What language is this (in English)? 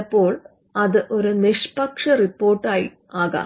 Malayalam